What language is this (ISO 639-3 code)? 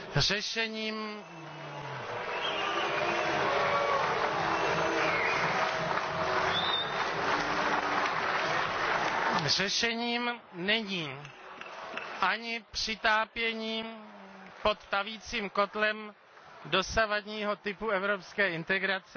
ces